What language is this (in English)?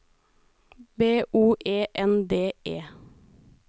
Norwegian